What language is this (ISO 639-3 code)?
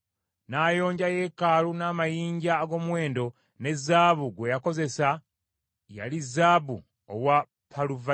lug